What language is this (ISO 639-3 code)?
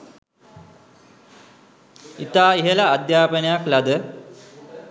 sin